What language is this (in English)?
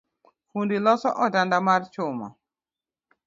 Luo (Kenya and Tanzania)